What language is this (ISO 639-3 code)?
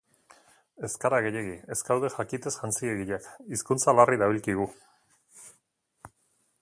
eus